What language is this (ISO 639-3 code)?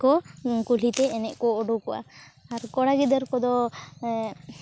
sat